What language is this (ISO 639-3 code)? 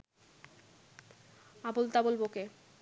ben